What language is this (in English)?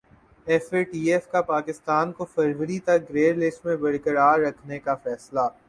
Urdu